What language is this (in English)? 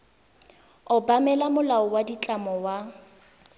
Tswana